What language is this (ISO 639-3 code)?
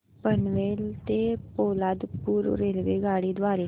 mar